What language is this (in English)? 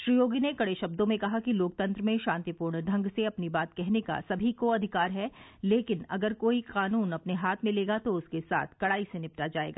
Hindi